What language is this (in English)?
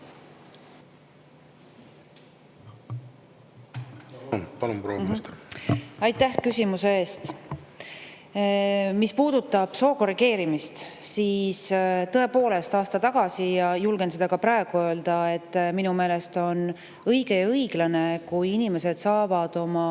Estonian